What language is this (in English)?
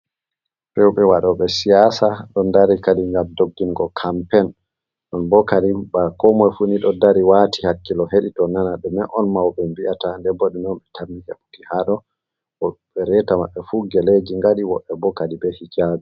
Fula